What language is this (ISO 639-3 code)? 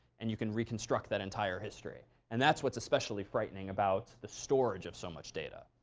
eng